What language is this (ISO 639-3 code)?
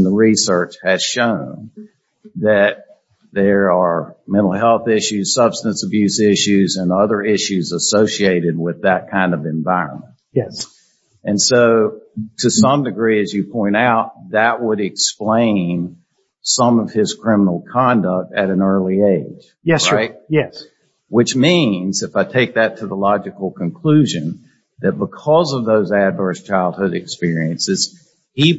eng